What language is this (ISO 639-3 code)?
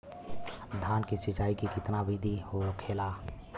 bho